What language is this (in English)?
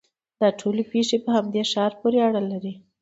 Pashto